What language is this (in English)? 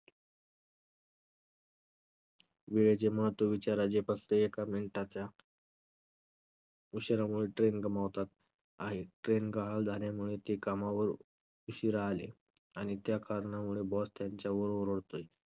Marathi